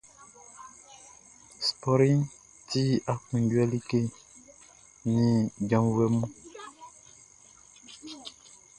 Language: Baoulé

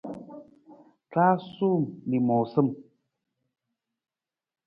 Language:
Nawdm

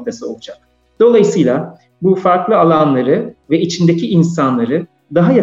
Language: Turkish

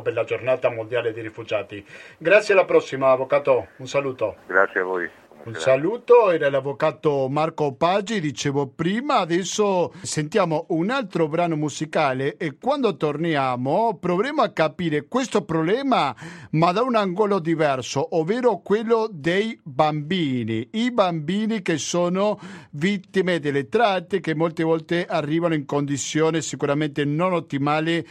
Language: Italian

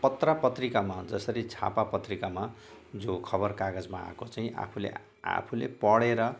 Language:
Nepali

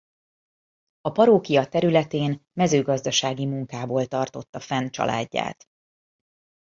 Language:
Hungarian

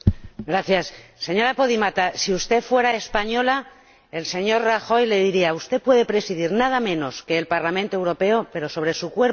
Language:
Spanish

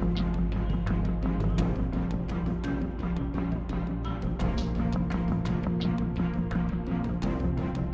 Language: Indonesian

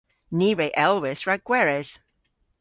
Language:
Cornish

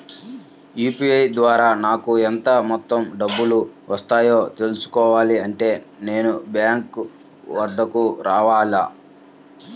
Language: Telugu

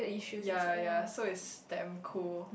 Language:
English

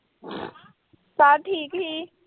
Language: Punjabi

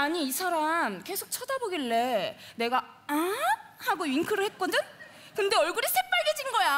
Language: Korean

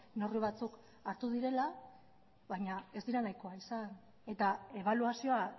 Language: Basque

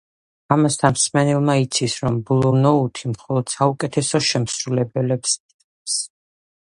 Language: Georgian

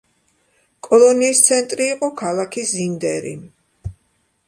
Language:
Georgian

